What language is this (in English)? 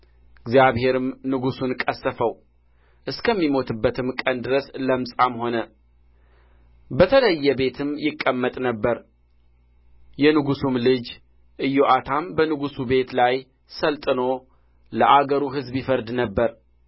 Amharic